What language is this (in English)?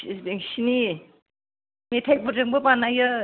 Bodo